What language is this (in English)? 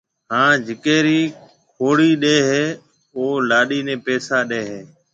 Marwari (Pakistan)